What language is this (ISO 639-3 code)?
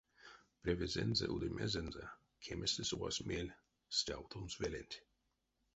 myv